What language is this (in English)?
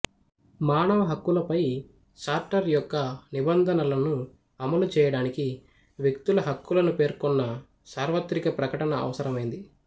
Telugu